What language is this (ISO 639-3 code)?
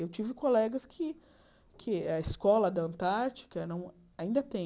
por